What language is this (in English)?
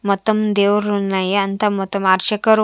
Telugu